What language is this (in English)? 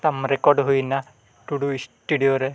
Santali